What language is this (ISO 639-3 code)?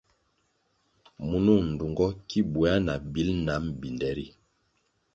nmg